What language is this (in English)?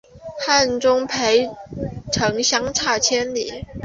Chinese